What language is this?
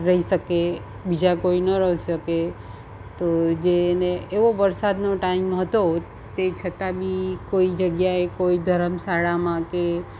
Gujarati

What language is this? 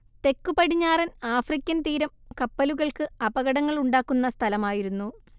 Malayalam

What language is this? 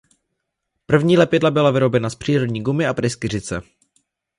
Czech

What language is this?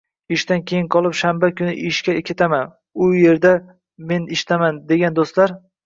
Uzbek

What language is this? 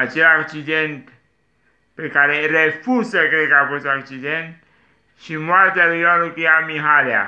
Romanian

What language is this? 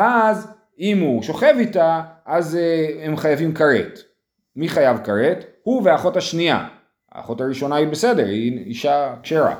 Hebrew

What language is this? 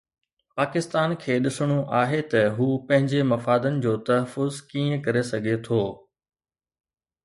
Sindhi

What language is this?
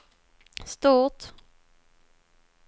Swedish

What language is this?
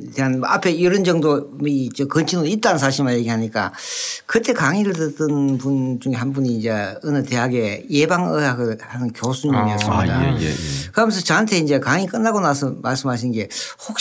Korean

